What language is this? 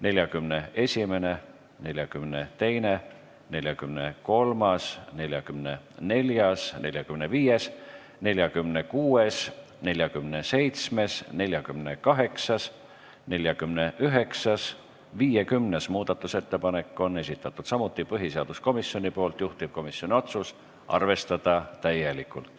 Estonian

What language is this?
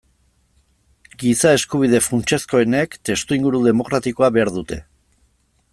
Basque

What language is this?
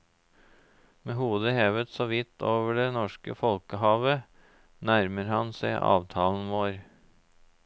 Norwegian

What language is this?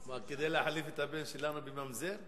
Hebrew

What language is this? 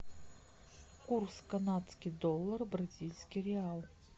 Russian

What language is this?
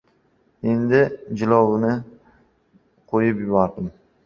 Uzbek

